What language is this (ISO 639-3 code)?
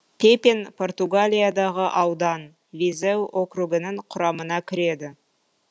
kaz